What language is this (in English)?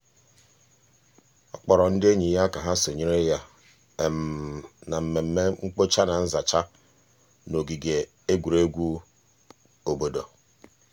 Igbo